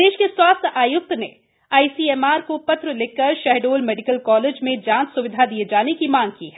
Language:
Hindi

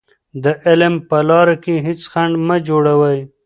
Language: Pashto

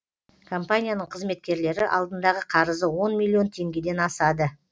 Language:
Kazakh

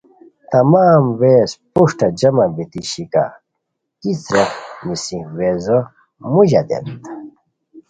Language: Khowar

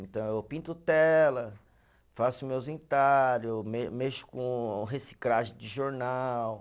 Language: Portuguese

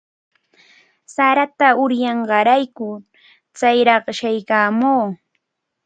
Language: Cajatambo North Lima Quechua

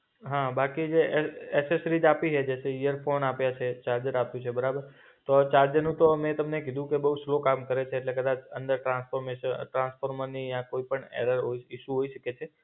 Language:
Gujarati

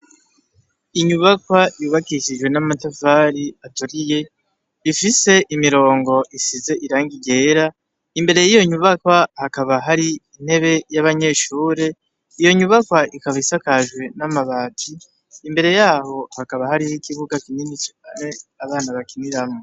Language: Rundi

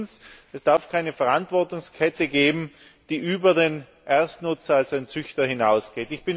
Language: German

